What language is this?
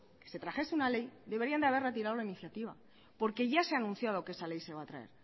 Spanish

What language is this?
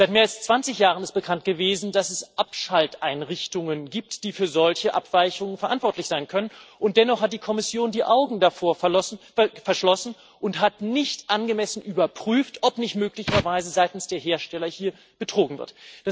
German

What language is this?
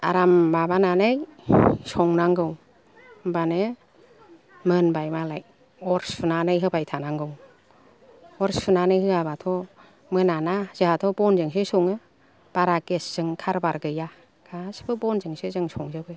Bodo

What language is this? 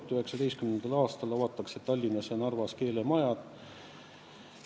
Estonian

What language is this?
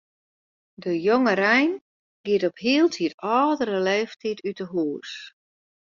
Western Frisian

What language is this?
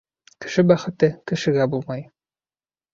Bashkir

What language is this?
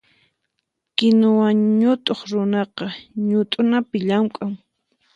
Puno Quechua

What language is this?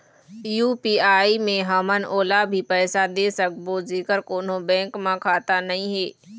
Chhattisgarhi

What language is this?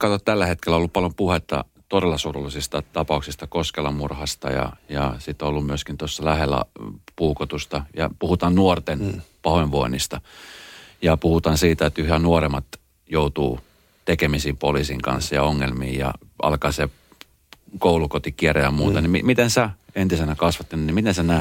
Finnish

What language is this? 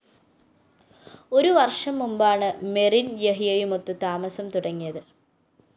Malayalam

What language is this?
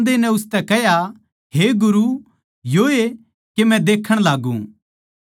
Haryanvi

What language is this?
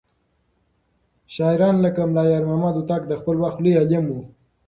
Pashto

